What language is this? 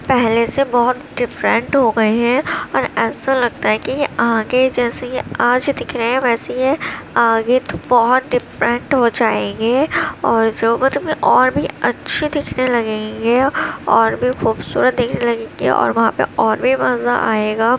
Urdu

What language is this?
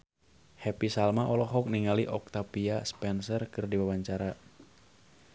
Sundanese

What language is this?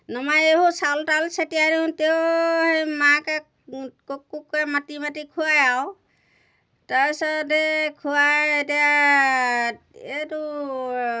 Assamese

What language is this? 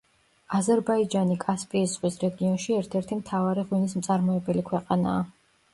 Georgian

